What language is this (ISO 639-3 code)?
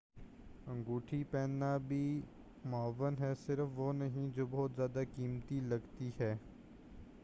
urd